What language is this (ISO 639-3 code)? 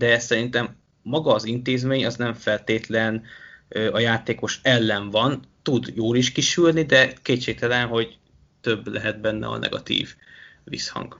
hun